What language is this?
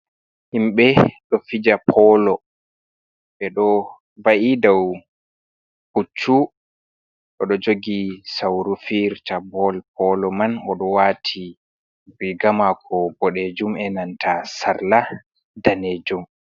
Fula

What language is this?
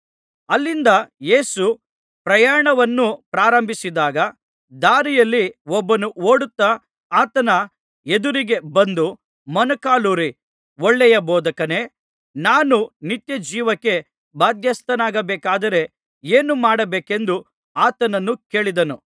Kannada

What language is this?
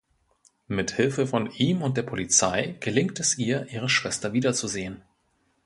German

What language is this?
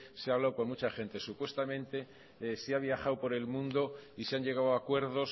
Spanish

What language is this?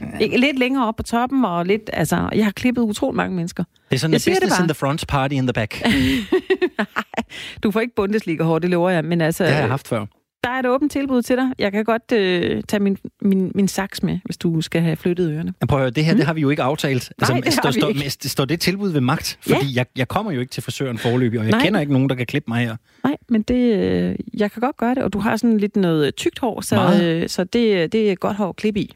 Danish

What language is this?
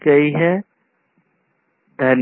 Hindi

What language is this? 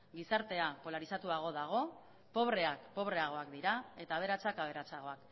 Basque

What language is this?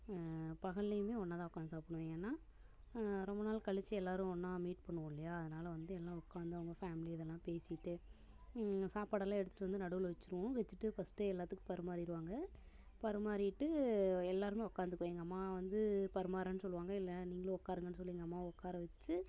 Tamil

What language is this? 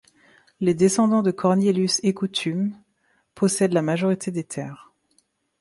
French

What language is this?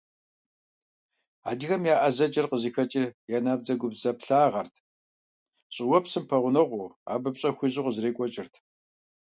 Kabardian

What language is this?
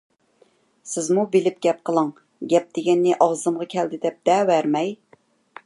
Uyghur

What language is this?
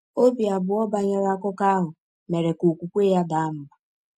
Igbo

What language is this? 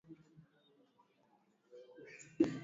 Swahili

